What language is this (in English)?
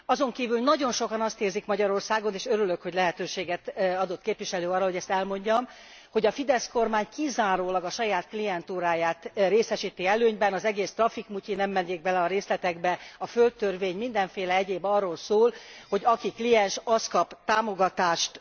Hungarian